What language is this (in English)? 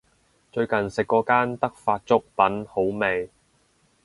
Cantonese